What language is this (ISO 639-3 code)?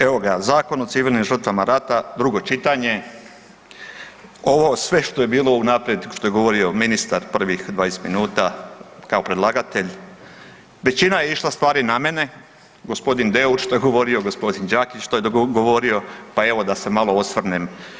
hrv